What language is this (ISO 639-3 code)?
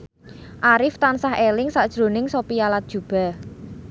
jav